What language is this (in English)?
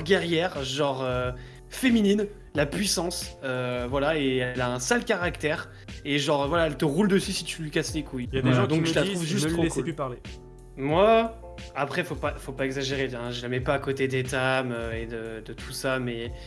French